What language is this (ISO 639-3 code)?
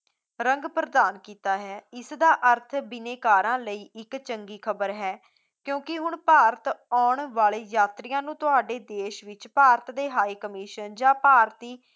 pan